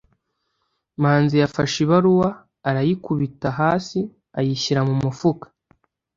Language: Kinyarwanda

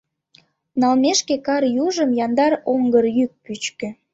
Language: Mari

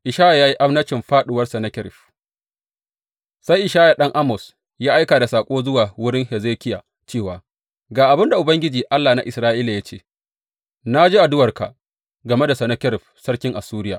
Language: Hausa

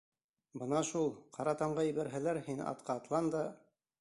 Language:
Bashkir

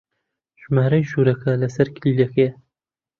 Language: Central Kurdish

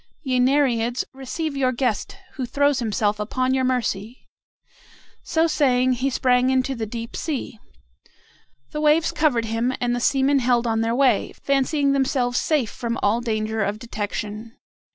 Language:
English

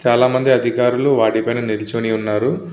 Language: Telugu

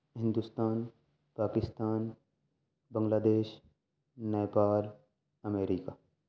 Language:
Urdu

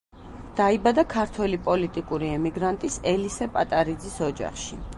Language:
Georgian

